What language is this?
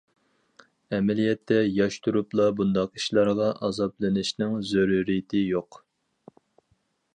Uyghur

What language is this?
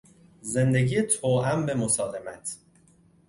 Persian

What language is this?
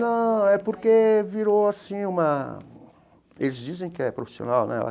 Portuguese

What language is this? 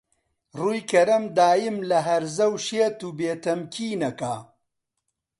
Central Kurdish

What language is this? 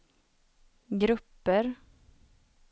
Swedish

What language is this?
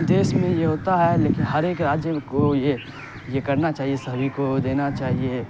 Urdu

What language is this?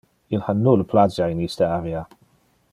Interlingua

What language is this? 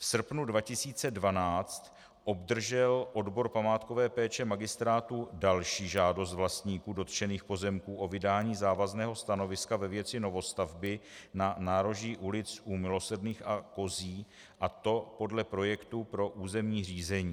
Czech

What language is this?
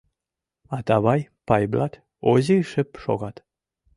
Mari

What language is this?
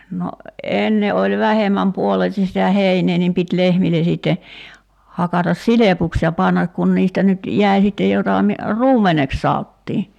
Finnish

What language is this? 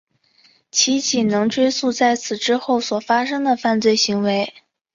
Chinese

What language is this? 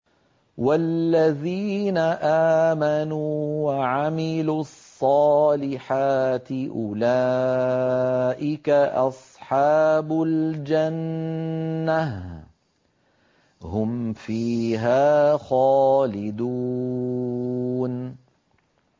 Arabic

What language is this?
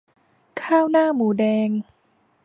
Thai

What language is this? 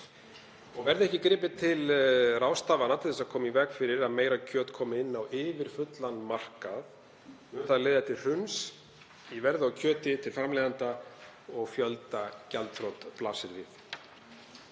Icelandic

